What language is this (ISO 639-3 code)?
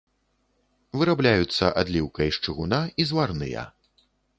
bel